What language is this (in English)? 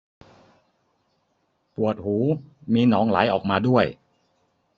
Thai